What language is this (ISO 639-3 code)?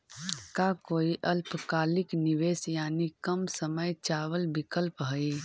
mag